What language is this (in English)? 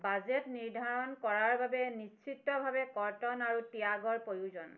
Assamese